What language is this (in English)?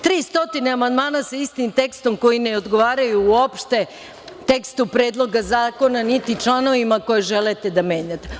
Serbian